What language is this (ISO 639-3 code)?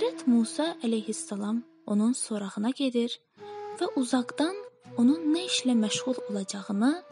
tur